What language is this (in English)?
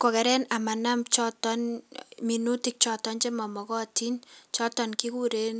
Kalenjin